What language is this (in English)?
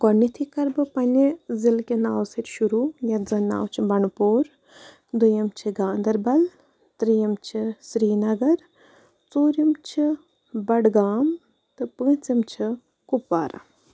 Kashmiri